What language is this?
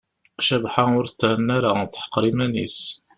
Kabyle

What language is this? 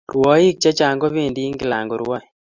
Kalenjin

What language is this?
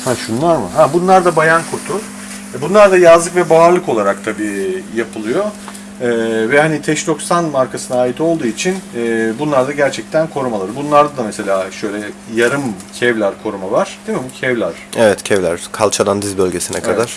Turkish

